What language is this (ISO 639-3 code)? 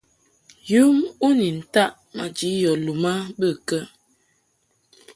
mhk